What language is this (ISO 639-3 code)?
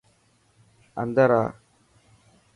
mki